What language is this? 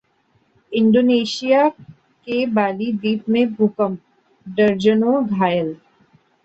Hindi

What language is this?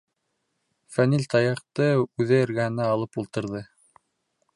Bashkir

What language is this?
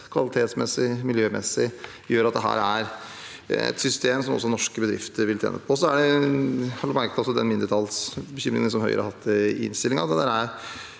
Norwegian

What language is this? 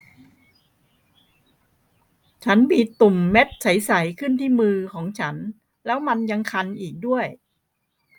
Thai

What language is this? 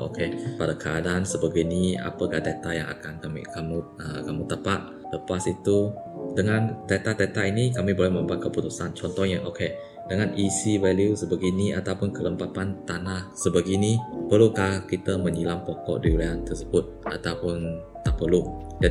Malay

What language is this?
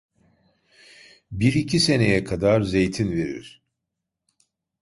Turkish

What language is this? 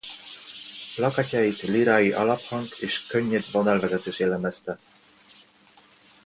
Hungarian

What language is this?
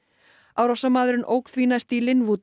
Icelandic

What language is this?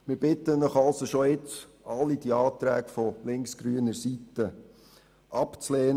Swiss German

